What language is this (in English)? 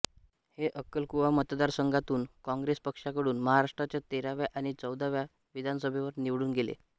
Marathi